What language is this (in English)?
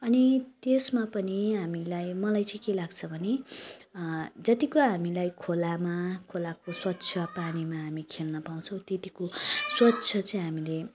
Nepali